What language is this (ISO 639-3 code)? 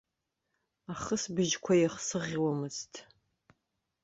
abk